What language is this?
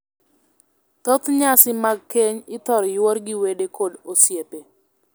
Luo (Kenya and Tanzania)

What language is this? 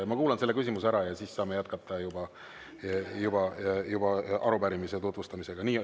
Estonian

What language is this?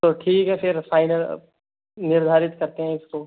Hindi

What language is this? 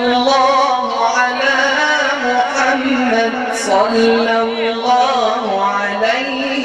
Arabic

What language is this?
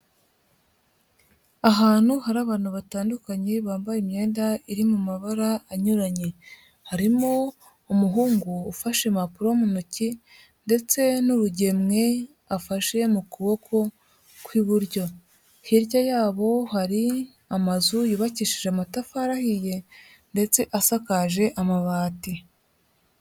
Kinyarwanda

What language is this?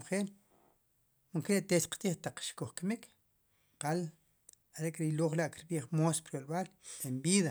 Sipacapense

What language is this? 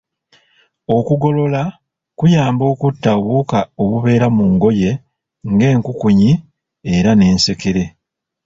Ganda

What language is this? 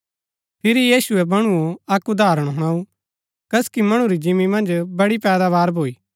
Gaddi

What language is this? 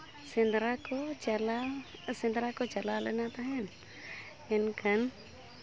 Santali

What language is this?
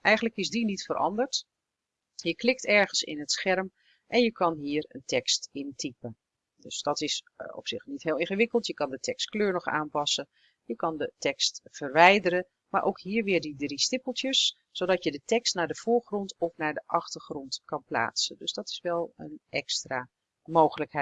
Dutch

